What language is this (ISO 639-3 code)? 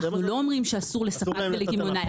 heb